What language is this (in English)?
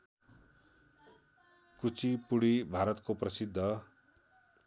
Nepali